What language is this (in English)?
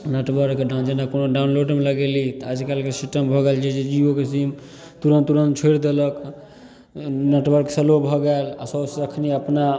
Maithili